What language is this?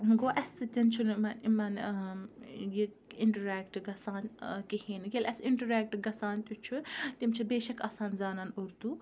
Kashmiri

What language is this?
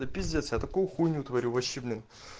Russian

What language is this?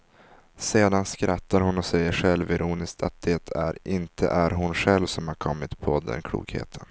Swedish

